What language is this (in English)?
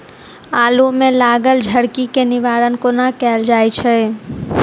Maithili